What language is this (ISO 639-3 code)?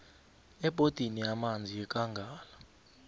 nbl